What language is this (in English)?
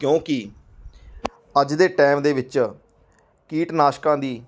Punjabi